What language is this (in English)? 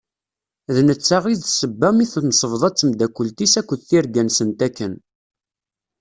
Kabyle